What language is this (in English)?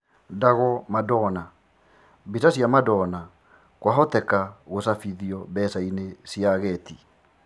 Kikuyu